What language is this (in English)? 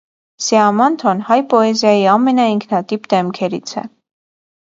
Armenian